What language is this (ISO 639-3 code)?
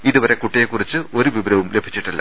mal